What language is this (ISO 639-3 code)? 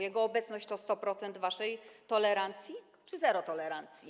pol